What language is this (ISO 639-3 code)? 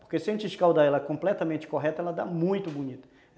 por